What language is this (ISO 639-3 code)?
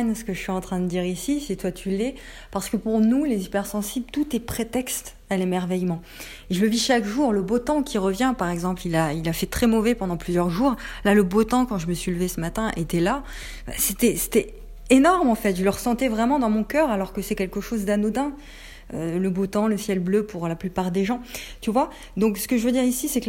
fra